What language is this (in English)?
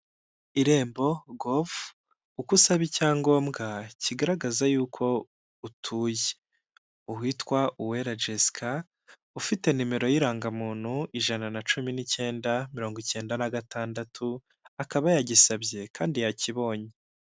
Kinyarwanda